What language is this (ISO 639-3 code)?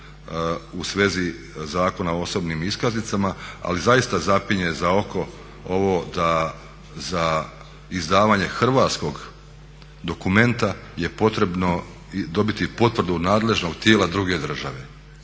hrv